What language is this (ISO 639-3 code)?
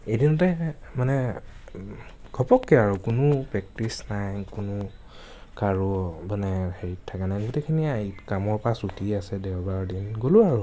asm